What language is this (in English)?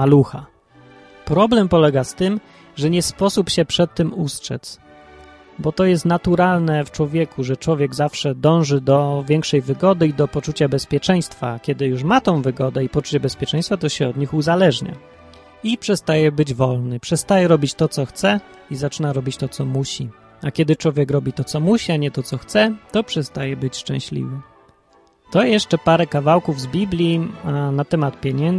Polish